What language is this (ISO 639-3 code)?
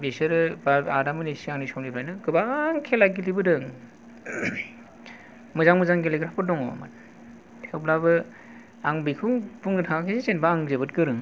brx